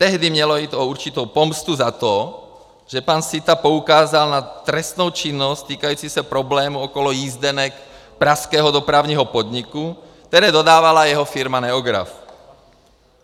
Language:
Czech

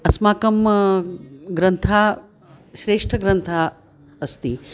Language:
Sanskrit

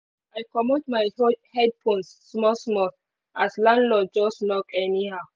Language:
Nigerian Pidgin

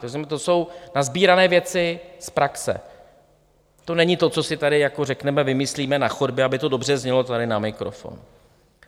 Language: Czech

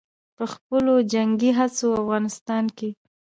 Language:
Pashto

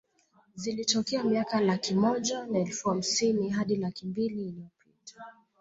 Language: Swahili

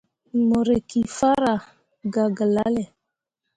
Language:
Mundang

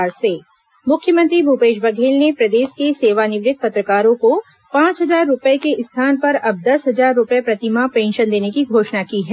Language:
Hindi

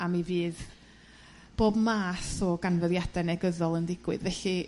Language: Welsh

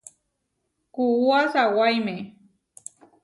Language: Huarijio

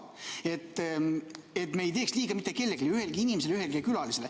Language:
Estonian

